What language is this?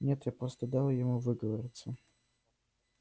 Russian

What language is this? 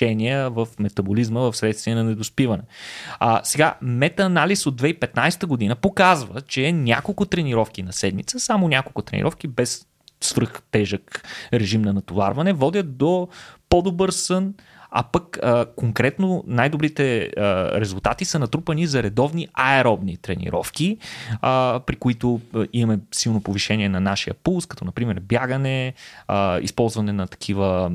Bulgarian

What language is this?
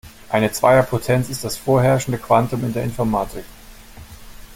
German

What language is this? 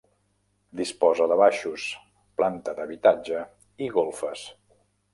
Catalan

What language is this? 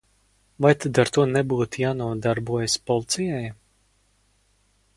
Latvian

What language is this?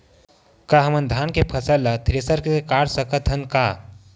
Chhattisgarhi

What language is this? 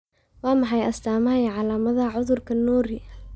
Somali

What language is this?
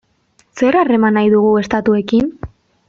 Basque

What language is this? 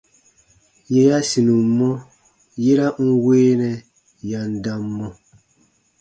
Baatonum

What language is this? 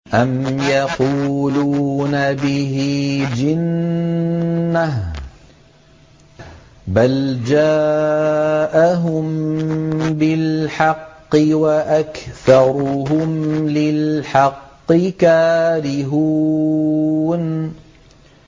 Arabic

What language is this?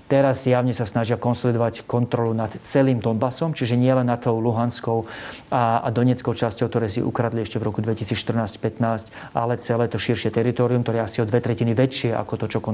Slovak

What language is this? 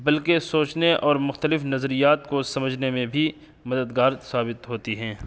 Urdu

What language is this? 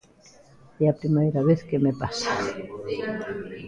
Galician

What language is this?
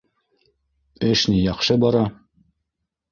Bashkir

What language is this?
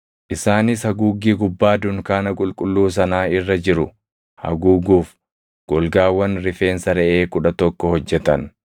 Oromo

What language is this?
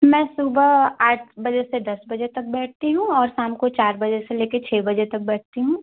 Hindi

